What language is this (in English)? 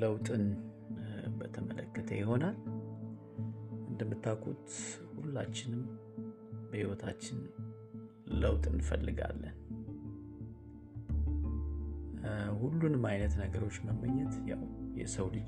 Amharic